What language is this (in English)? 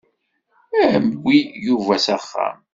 Kabyle